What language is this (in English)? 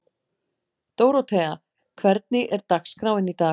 Icelandic